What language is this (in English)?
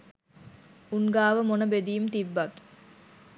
Sinhala